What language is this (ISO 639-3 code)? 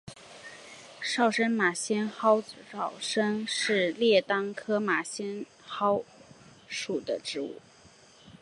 zho